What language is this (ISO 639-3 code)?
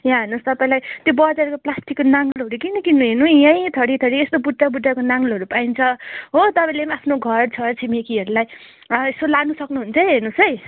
nep